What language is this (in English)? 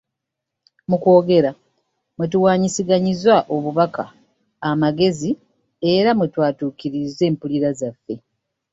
Ganda